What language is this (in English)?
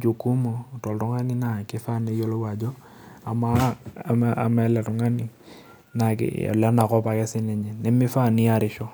Masai